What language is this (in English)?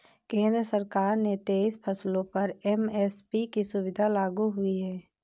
Hindi